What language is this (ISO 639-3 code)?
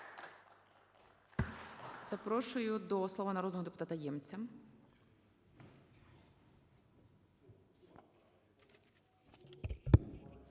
ukr